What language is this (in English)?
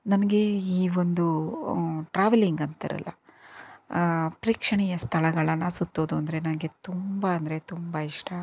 Kannada